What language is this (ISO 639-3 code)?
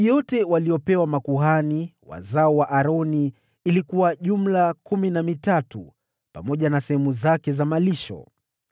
swa